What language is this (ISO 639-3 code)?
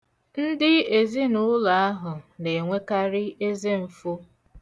ibo